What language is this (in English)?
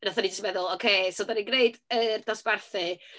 Welsh